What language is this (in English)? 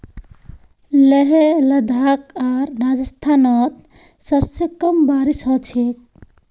Magahi